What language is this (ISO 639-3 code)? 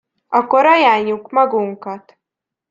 hun